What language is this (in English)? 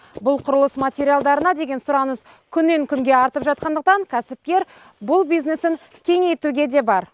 Kazakh